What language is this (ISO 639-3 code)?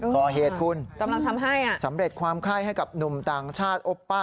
tha